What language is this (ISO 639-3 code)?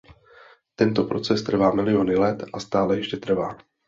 ces